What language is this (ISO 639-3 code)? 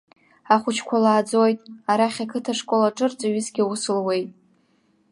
abk